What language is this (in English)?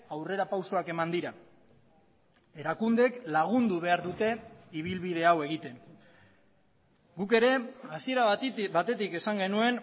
Basque